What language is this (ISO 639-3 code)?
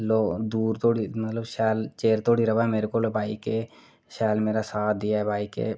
doi